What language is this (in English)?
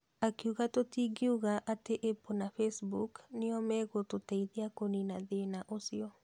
Kikuyu